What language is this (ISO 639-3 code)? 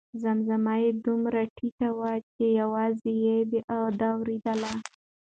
pus